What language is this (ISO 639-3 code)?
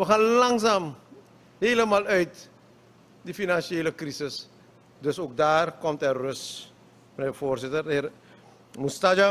nld